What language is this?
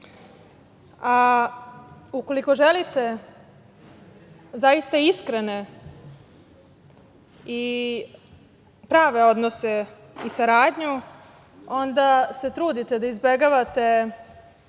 Serbian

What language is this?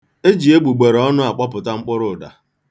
Igbo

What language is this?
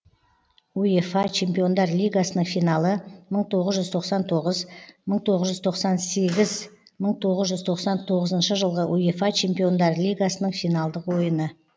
Kazakh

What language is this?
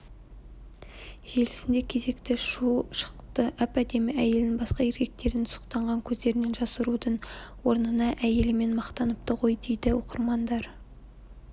Kazakh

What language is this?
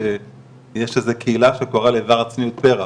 Hebrew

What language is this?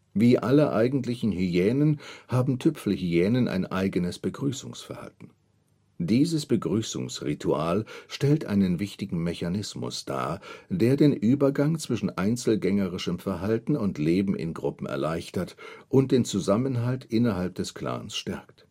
German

